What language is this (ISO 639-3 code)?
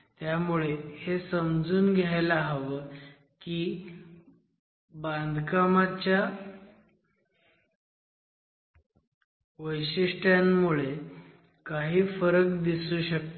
mar